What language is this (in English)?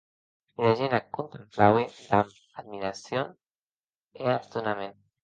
Occitan